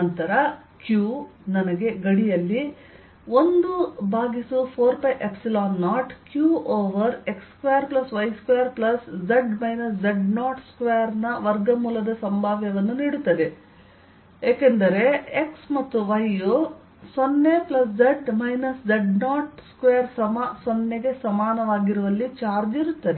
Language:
Kannada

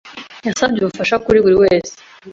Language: Kinyarwanda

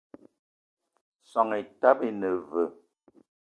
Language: Eton (Cameroon)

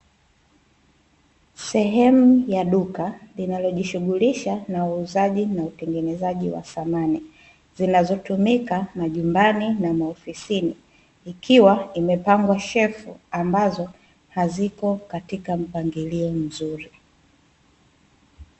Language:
Swahili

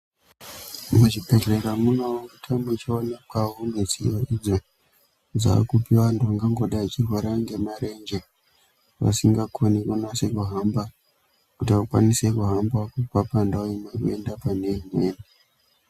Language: Ndau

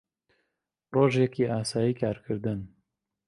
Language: Central Kurdish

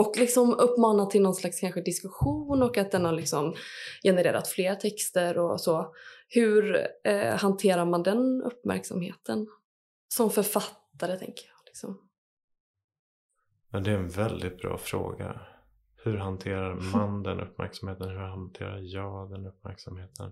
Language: Swedish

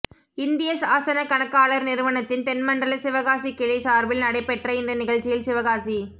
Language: Tamil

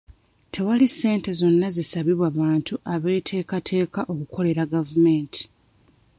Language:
Ganda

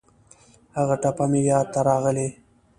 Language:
Pashto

